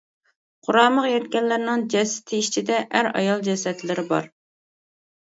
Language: Uyghur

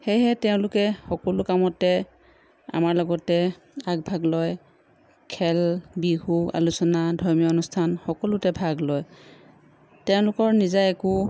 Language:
Assamese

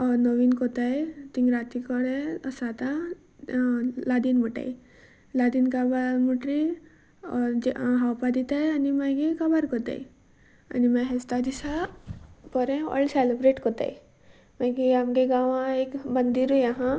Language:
Konkani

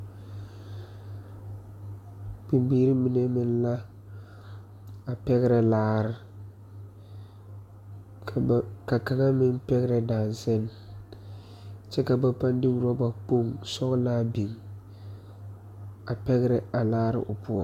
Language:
Southern Dagaare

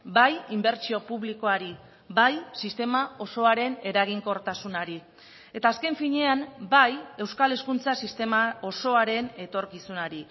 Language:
Basque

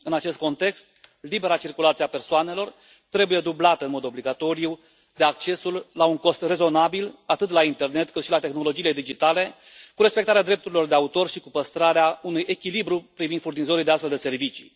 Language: Romanian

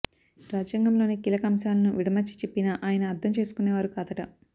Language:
Telugu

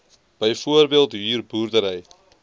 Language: Afrikaans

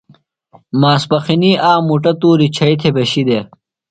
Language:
Phalura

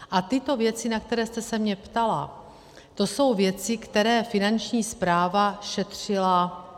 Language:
Czech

